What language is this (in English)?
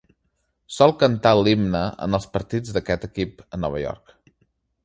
Catalan